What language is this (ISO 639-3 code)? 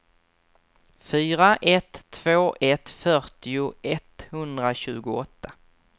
swe